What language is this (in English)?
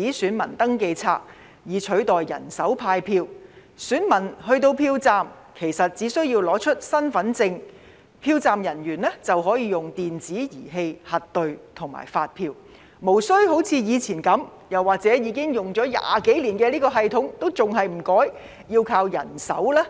Cantonese